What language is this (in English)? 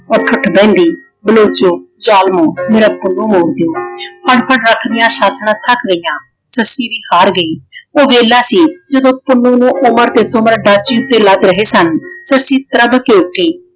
Punjabi